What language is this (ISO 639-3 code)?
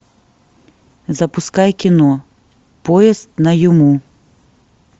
rus